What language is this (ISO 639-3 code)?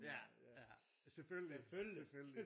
dan